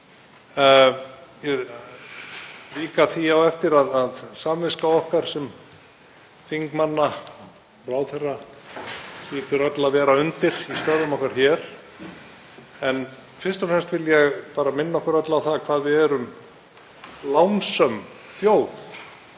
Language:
Icelandic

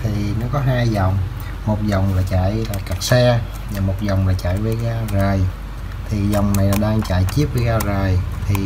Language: Vietnamese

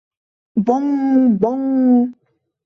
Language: Mari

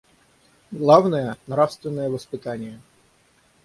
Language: Russian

